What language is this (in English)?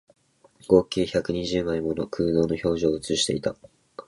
Japanese